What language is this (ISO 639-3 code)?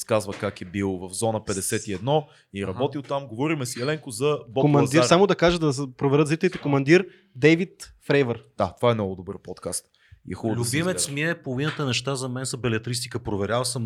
bul